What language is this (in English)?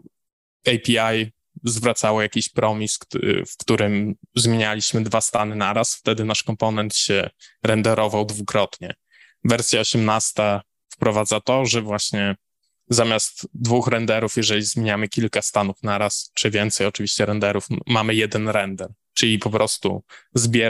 Polish